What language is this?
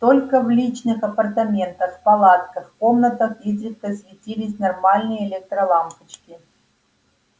Russian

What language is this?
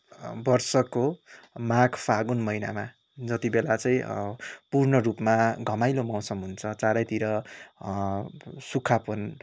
Nepali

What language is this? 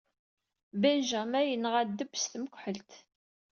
Kabyle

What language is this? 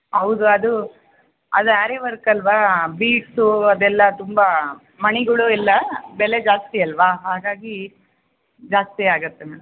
Kannada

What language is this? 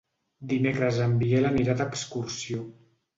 Catalan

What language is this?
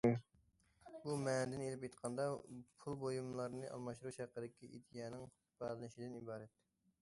Uyghur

